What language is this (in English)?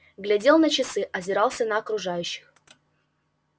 Russian